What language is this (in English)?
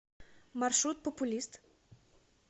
Russian